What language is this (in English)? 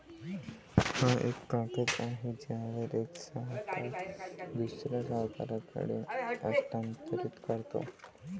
Marathi